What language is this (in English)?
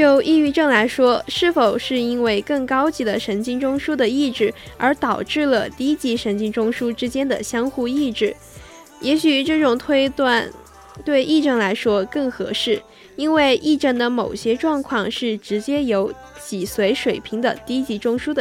Chinese